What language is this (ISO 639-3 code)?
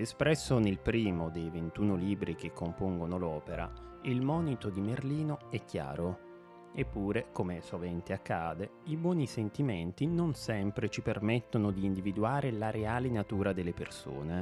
ita